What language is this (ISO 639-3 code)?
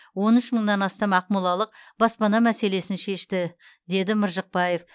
kaz